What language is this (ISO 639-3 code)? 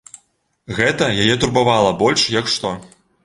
bel